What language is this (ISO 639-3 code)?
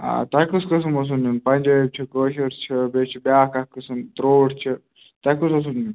kas